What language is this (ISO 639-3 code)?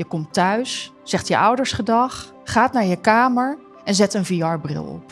nld